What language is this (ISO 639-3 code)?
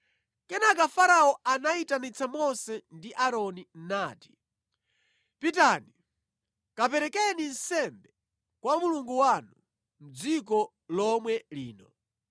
nya